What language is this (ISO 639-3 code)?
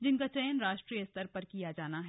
hin